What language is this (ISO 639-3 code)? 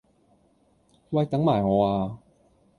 yue